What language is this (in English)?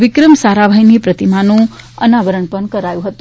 Gujarati